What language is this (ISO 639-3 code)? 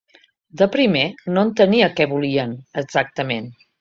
cat